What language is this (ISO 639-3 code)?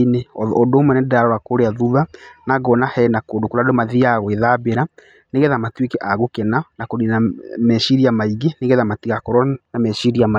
kik